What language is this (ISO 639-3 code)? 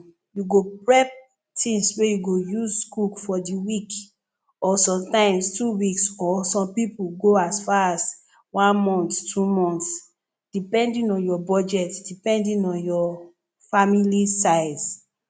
pcm